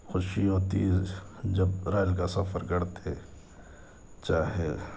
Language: Urdu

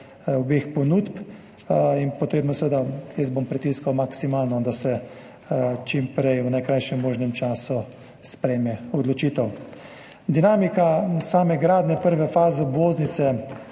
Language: Slovenian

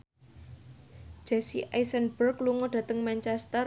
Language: Javanese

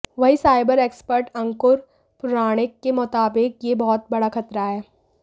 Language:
Hindi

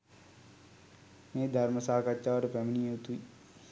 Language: Sinhala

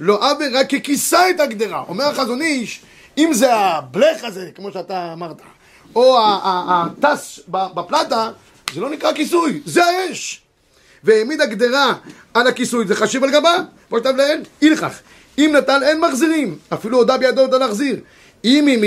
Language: Hebrew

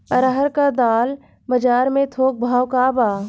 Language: Bhojpuri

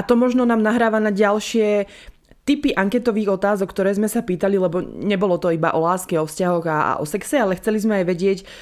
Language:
Slovak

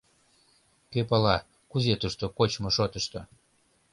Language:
Mari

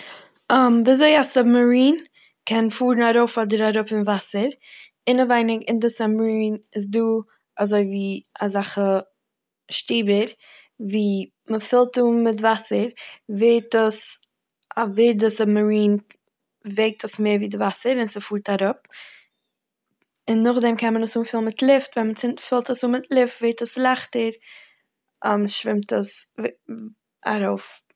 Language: Yiddish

